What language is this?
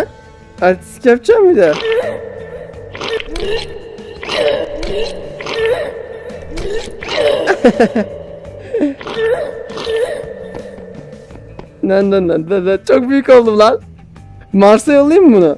Turkish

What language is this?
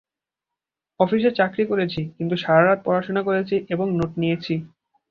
Bangla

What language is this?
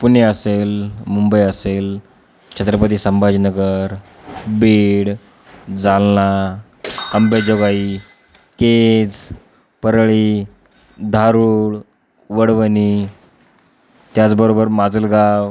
Marathi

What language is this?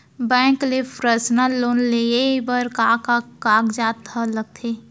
Chhattisgarhi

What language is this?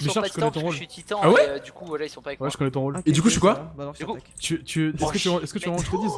French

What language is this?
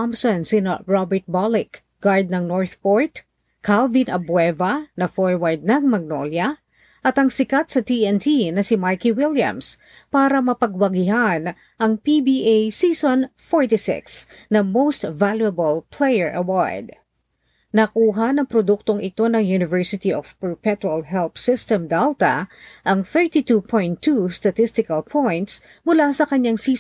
Filipino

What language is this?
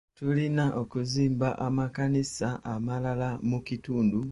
Ganda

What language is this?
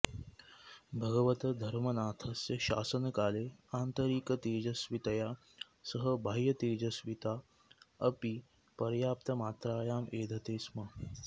Sanskrit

